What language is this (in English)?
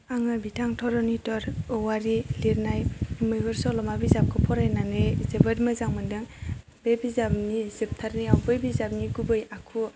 Bodo